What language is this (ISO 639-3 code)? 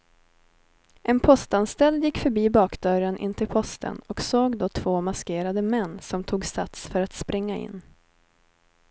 swe